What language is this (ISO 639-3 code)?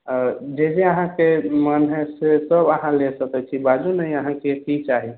mai